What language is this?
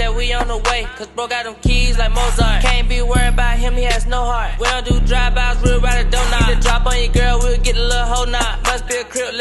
English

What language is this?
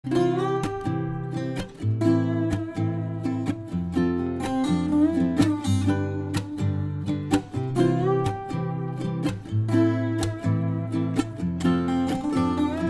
English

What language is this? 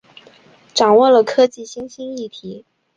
Chinese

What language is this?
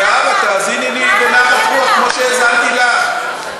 Hebrew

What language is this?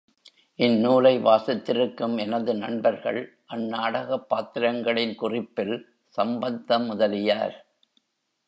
Tamil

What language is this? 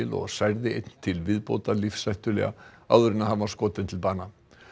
Icelandic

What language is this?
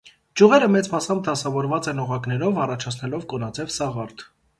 Armenian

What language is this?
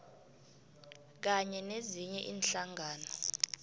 South Ndebele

